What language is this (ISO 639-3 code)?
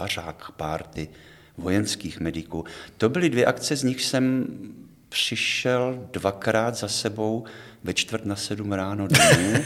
ces